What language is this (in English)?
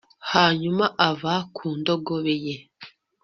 Kinyarwanda